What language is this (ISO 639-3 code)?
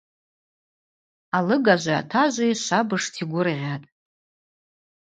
abq